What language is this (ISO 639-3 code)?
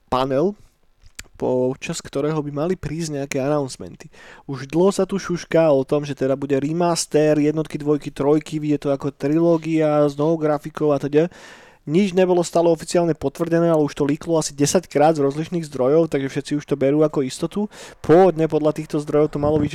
slk